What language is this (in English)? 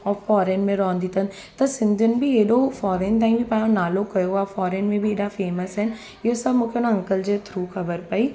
Sindhi